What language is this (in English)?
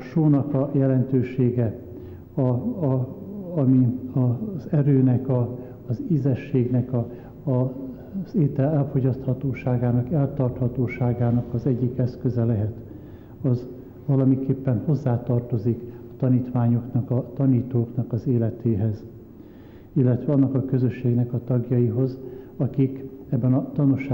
Hungarian